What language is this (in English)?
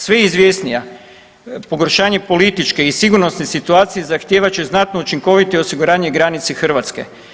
Croatian